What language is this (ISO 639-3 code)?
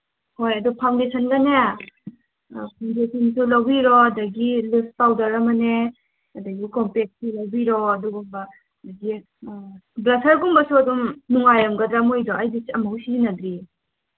mni